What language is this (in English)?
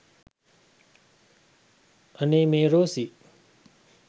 Sinhala